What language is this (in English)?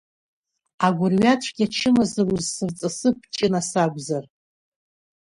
Abkhazian